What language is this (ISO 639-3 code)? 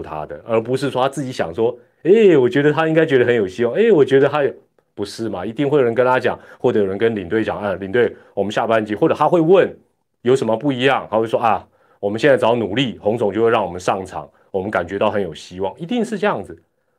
zho